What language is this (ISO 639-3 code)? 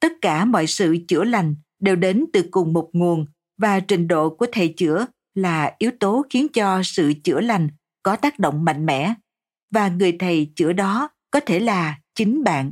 vie